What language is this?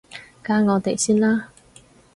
Cantonese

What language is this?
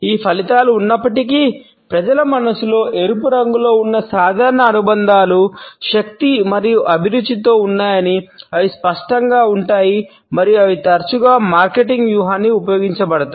Telugu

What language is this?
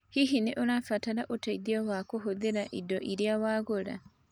Kikuyu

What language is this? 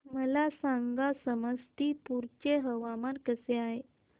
Marathi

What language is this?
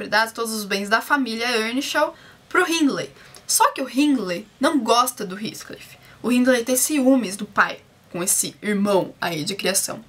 Portuguese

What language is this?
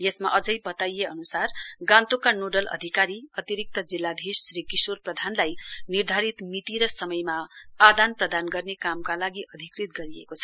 Nepali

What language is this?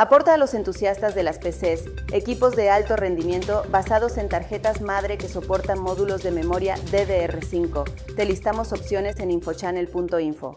Spanish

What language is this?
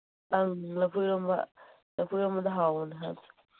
Manipuri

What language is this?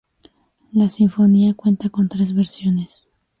Spanish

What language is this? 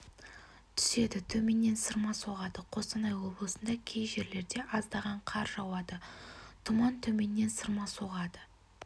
Kazakh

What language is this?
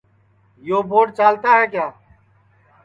Sansi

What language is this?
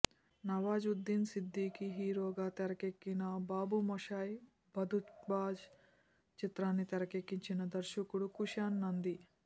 Telugu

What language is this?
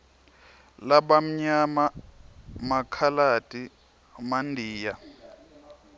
Swati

